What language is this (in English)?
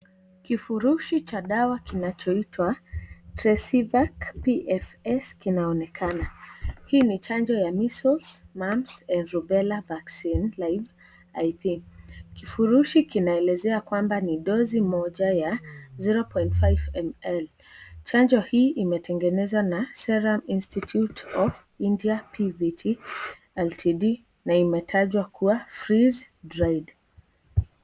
Swahili